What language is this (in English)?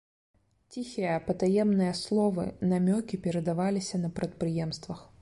Belarusian